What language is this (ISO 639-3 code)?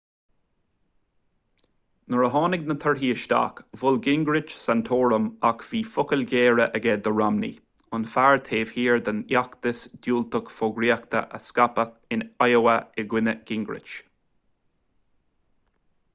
gle